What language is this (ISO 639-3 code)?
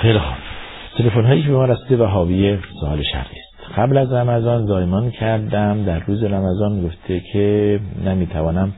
fas